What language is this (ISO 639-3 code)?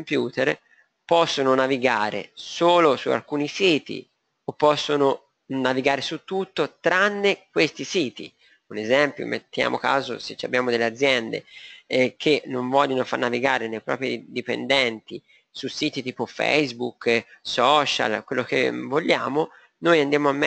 ita